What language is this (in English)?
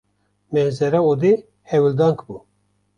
Kurdish